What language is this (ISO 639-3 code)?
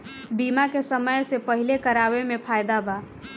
bho